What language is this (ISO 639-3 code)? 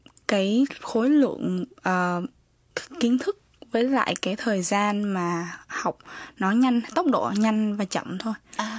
vie